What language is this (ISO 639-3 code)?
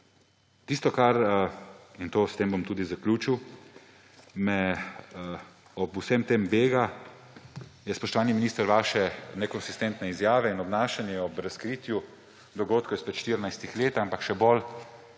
slv